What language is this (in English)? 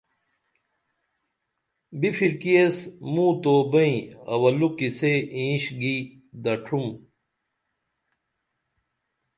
Dameli